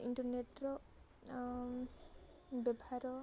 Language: Odia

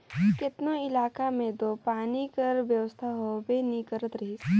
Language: Chhattisgarhi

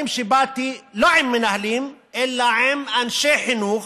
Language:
Hebrew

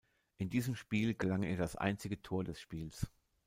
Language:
German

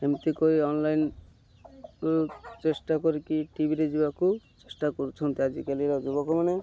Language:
Odia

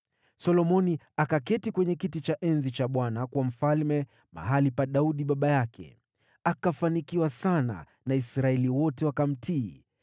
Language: Swahili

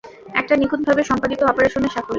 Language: Bangla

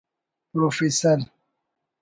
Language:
Brahui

